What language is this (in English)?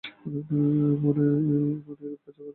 Bangla